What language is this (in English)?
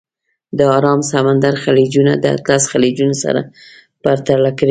Pashto